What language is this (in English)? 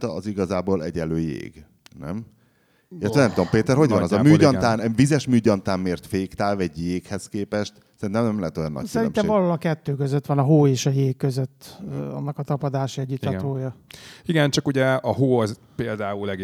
Hungarian